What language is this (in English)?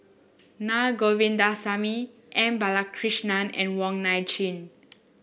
English